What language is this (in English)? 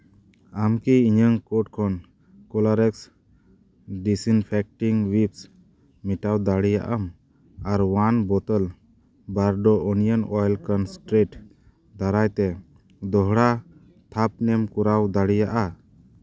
Santali